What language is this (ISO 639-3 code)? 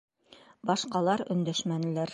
bak